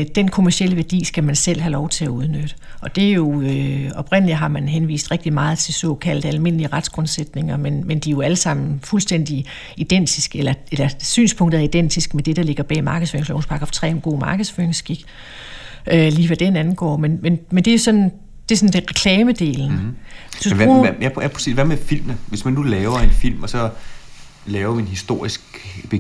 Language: Danish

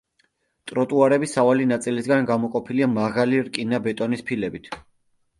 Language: Georgian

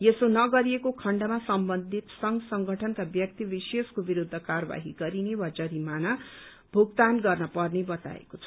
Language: Nepali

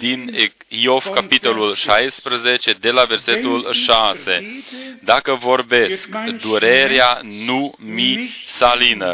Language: Romanian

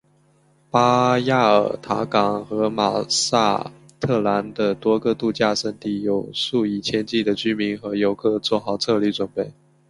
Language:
Chinese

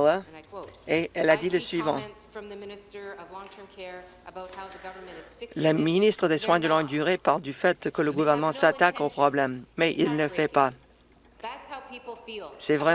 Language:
French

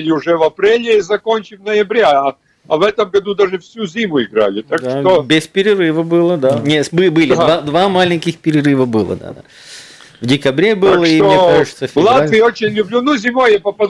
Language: Russian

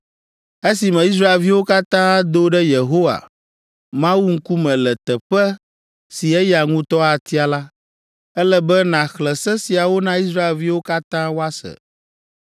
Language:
Ewe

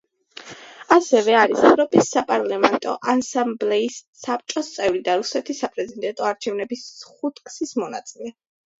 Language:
Georgian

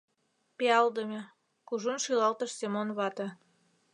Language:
Mari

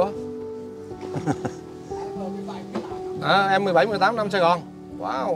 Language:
Vietnamese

